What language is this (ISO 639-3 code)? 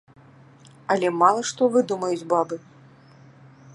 bel